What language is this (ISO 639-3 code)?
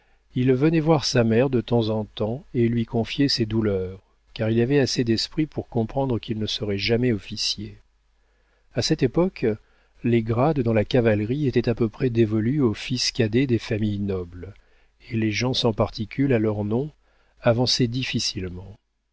fra